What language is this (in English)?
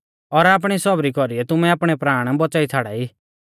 Mahasu Pahari